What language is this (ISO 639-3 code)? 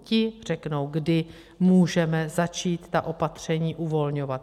ces